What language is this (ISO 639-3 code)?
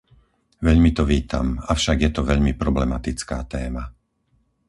slk